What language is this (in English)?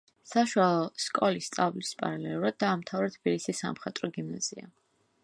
Georgian